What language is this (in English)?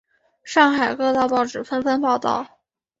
Chinese